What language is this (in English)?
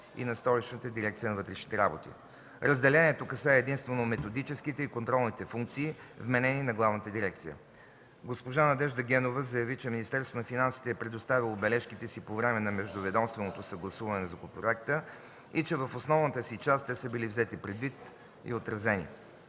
Bulgarian